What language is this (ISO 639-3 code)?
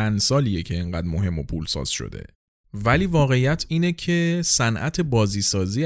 fas